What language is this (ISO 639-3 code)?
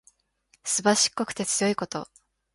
jpn